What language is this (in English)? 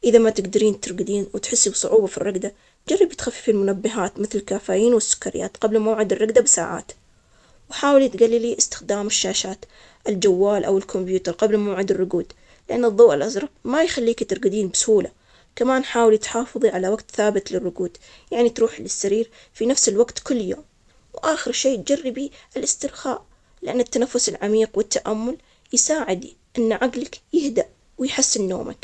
Omani Arabic